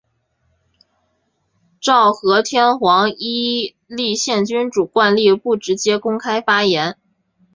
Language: Chinese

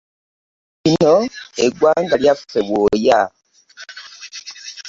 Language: Ganda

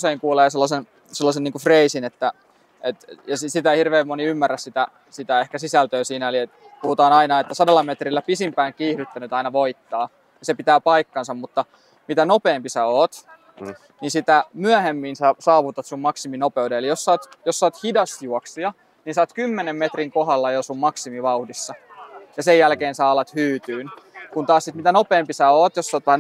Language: Finnish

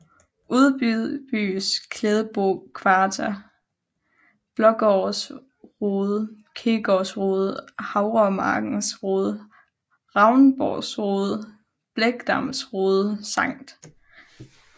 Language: Danish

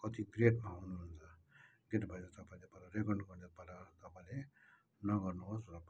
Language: Nepali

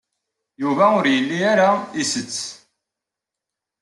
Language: Kabyle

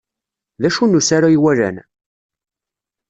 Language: Kabyle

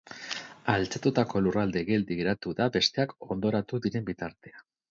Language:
Basque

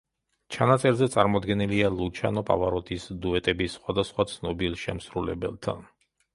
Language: Georgian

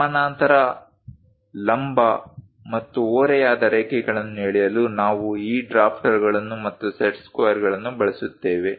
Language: Kannada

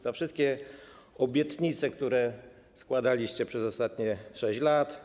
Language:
Polish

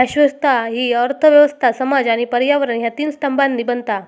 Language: Marathi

